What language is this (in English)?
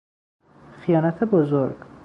Persian